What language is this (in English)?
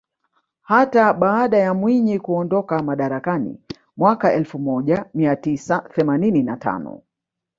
Swahili